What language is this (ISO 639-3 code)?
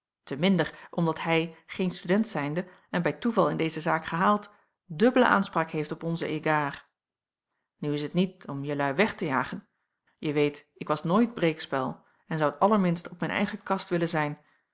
nld